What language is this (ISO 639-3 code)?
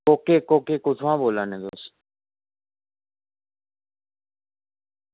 doi